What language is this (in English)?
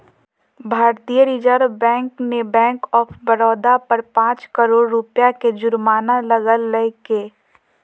Magahi